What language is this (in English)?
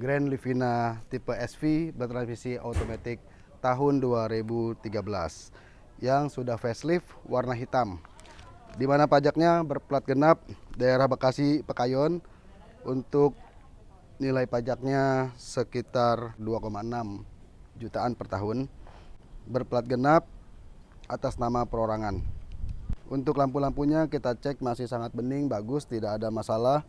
Indonesian